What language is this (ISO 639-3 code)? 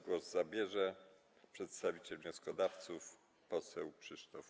pol